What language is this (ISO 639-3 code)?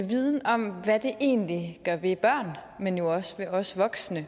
dan